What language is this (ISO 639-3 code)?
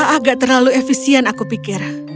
ind